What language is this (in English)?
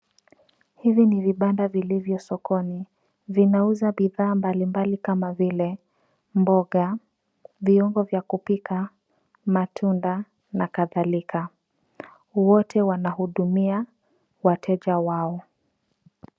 Swahili